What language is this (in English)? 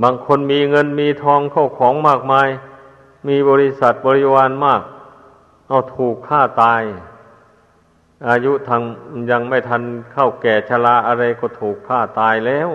Thai